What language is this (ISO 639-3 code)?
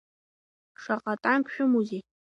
abk